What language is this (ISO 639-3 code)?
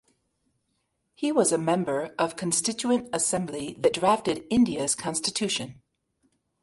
eng